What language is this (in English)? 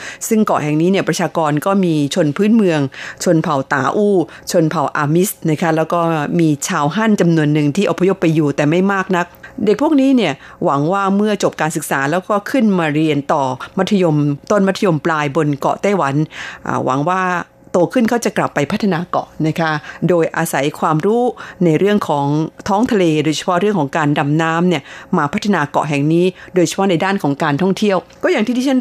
Thai